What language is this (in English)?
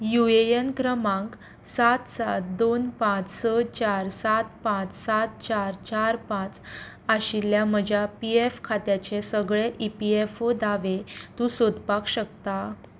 Konkani